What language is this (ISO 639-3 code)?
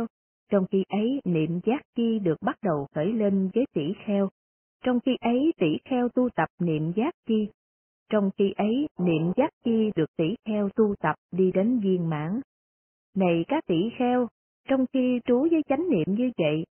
vie